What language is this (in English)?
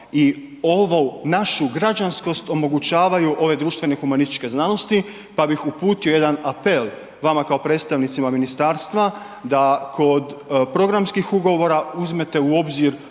Croatian